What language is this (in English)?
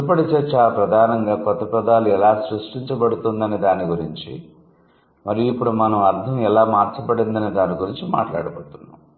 Telugu